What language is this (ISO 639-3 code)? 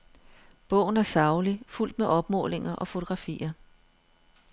dan